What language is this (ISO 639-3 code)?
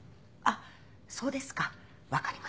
jpn